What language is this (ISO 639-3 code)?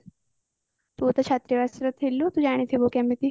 ori